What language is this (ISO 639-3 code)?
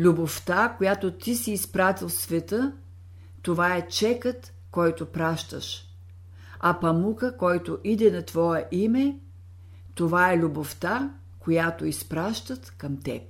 bul